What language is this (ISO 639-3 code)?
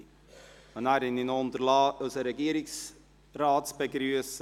gsw